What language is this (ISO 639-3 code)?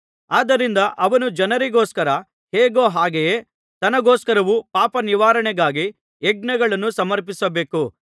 kan